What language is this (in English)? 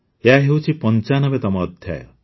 Odia